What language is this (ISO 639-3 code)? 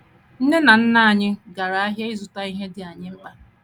ibo